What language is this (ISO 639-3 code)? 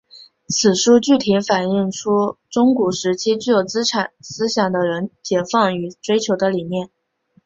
zho